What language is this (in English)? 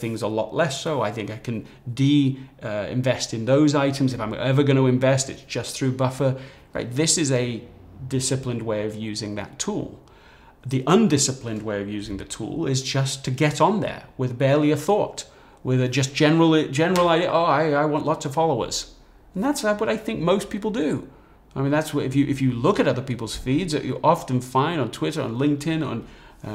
English